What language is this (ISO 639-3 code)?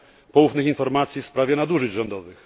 pol